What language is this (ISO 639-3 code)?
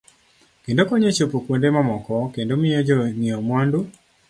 luo